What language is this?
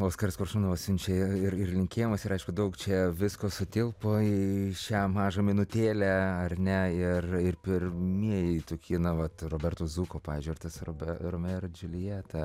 Lithuanian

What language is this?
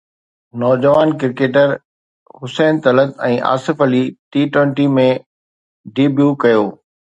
Sindhi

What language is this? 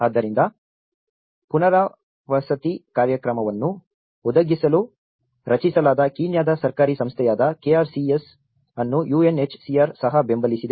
Kannada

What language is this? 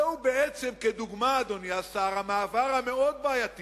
Hebrew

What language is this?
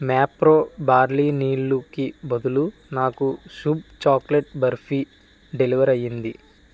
Telugu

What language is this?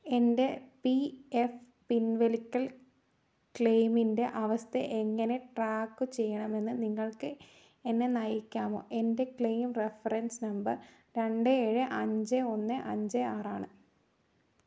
Malayalam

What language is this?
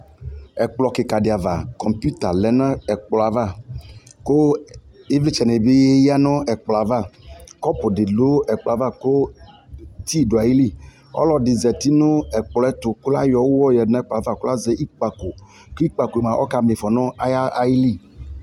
Ikposo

